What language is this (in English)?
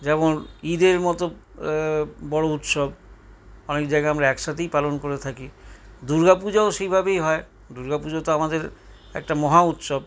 Bangla